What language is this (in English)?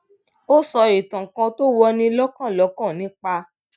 Yoruba